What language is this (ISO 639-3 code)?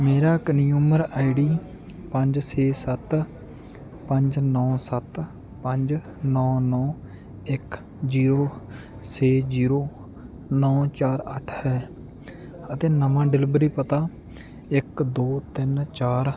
pan